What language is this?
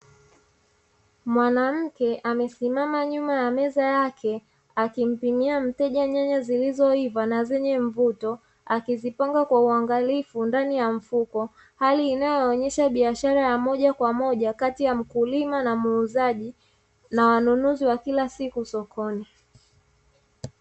Swahili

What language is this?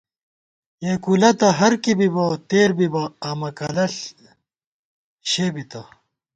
Gawar-Bati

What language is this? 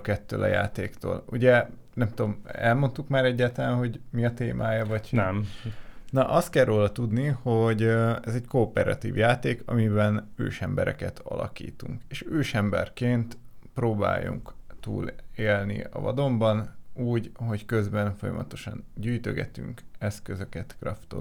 Hungarian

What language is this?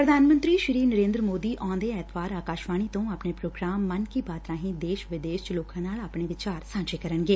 Punjabi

